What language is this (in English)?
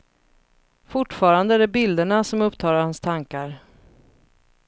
Swedish